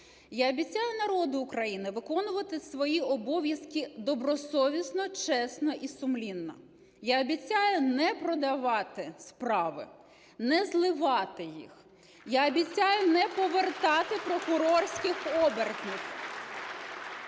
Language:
Ukrainian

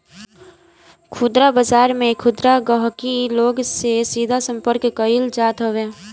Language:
Bhojpuri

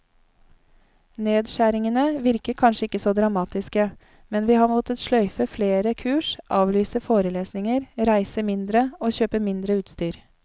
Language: Norwegian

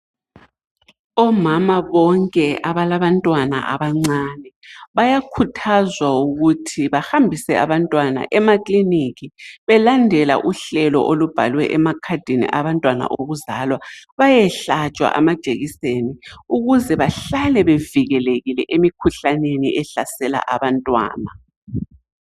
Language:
North Ndebele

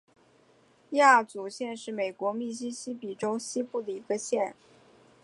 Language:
Chinese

